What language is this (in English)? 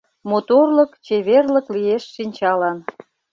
Mari